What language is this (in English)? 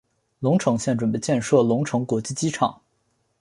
Chinese